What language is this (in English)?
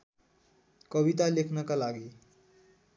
Nepali